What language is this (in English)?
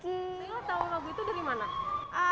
Indonesian